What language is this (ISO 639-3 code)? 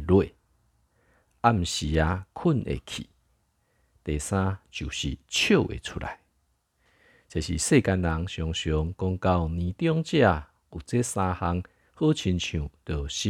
zho